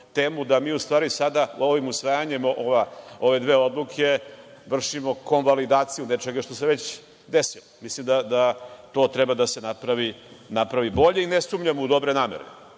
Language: Serbian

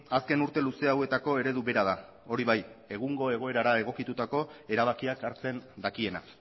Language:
Basque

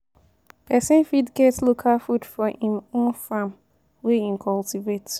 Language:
Nigerian Pidgin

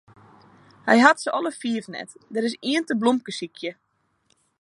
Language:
Western Frisian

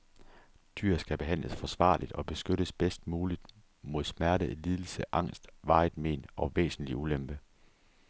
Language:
Danish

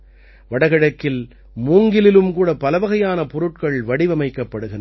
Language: Tamil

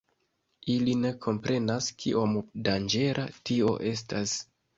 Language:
Esperanto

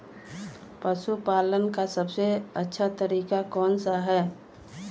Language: Magahi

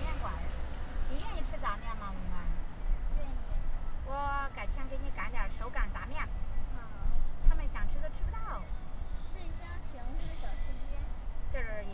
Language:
Chinese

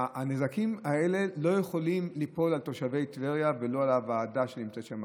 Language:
Hebrew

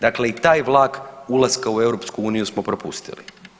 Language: Croatian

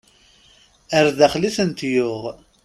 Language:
Kabyle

